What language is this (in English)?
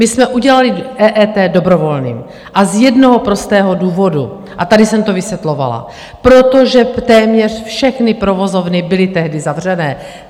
Czech